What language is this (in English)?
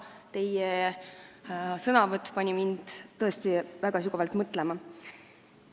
Estonian